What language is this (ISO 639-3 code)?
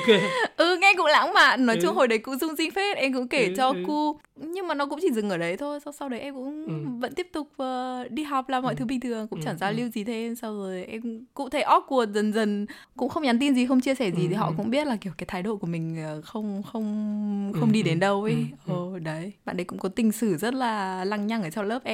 vie